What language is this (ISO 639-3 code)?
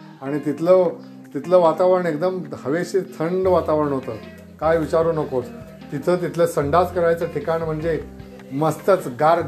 mar